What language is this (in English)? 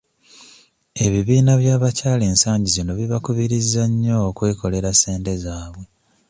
Ganda